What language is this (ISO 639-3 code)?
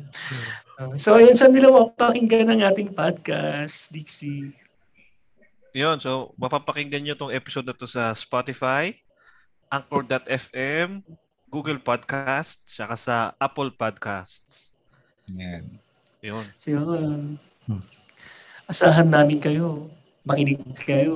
fil